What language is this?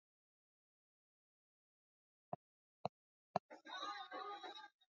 Swahili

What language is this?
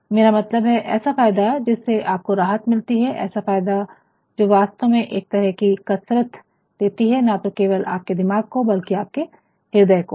Hindi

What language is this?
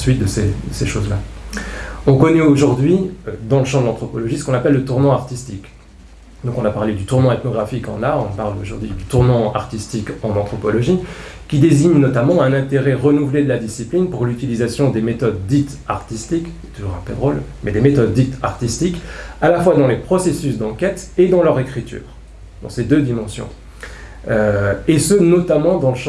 French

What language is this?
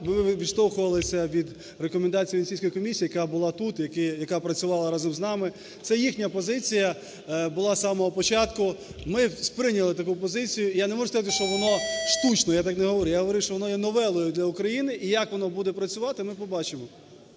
Ukrainian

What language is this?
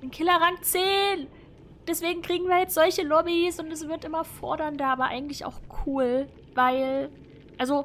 German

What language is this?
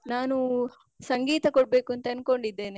Kannada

